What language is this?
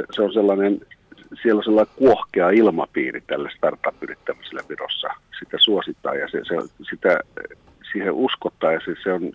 Finnish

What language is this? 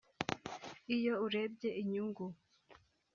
Kinyarwanda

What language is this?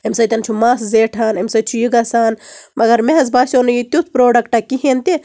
Kashmiri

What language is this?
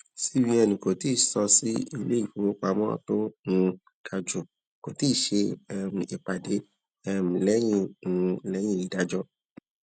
Yoruba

